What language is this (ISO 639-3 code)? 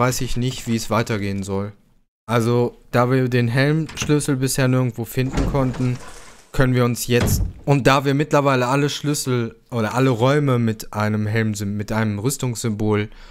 deu